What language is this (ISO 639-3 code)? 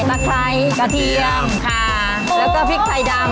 tha